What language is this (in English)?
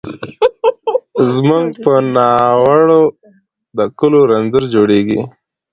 Pashto